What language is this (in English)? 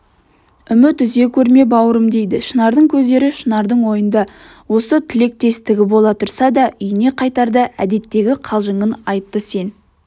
Kazakh